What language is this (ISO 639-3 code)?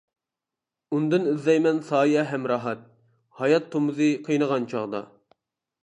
uig